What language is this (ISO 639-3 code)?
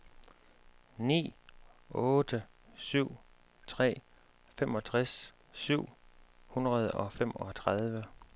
dan